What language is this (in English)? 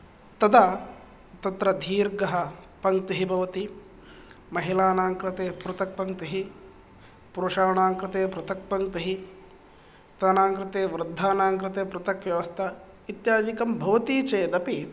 Sanskrit